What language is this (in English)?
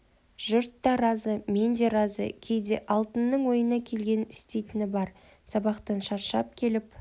Kazakh